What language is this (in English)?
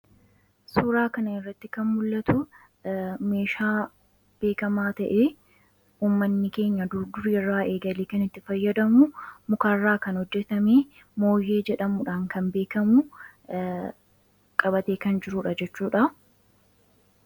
Oromo